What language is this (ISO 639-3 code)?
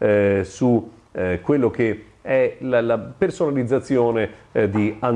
ita